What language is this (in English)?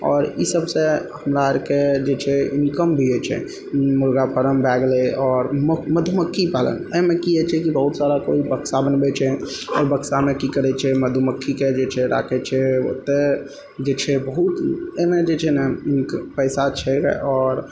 Maithili